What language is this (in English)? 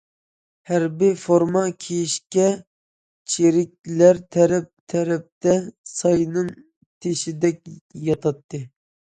Uyghur